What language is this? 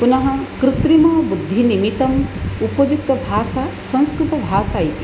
Sanskrit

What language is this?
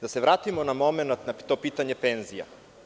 Serbian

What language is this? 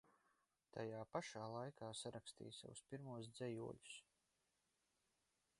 Latvian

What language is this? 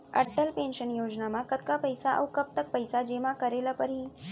Chhattisgarhi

